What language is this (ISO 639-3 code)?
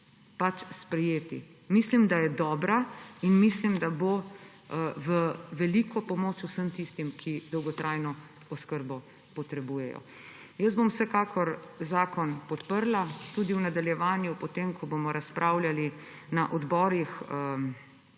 slv